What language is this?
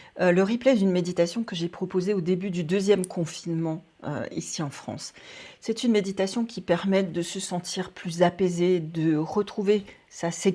French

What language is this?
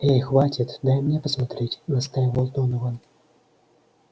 Russian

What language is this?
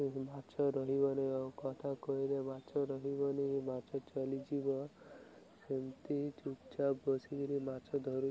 Odia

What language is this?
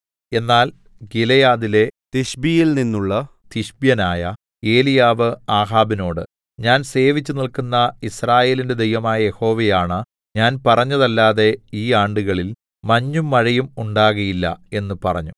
Malayalam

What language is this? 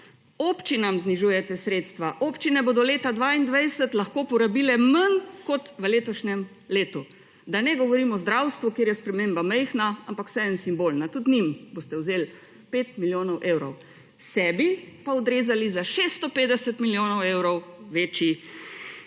Slovenian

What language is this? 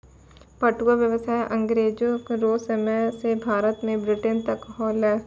Maithili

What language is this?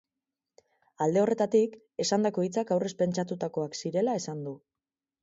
Basque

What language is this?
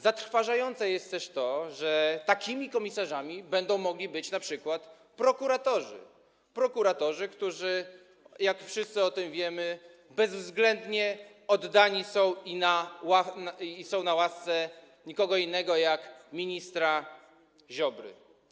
Polish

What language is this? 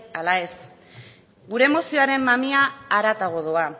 Basque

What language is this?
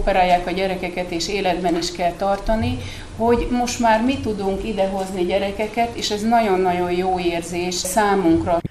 Hungarian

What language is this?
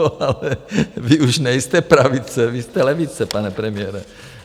Czech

